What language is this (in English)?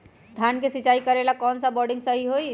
Magahi